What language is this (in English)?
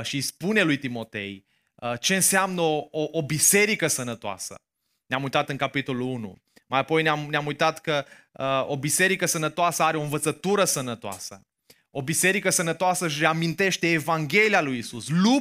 Romanian